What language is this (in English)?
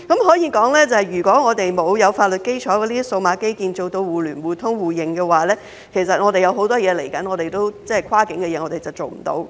Cantonese